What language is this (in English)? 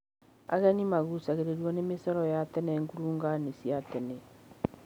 Kikuyu